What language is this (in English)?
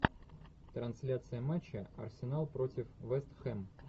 Russian